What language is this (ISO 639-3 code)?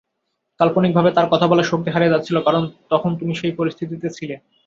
ben